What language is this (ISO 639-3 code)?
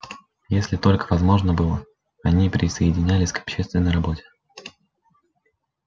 rus